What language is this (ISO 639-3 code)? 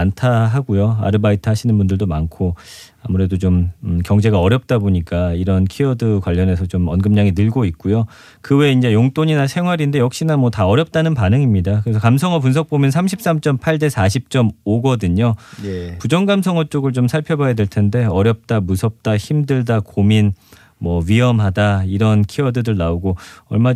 kor